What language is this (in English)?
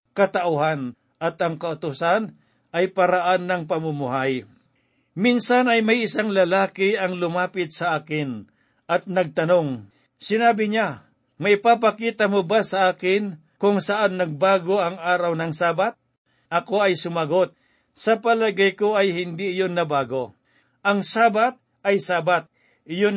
Filipino